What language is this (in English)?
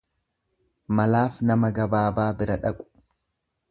Oromo